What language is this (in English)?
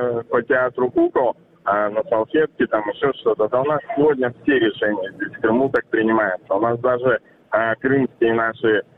Russian